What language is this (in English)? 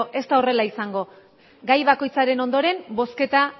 Basque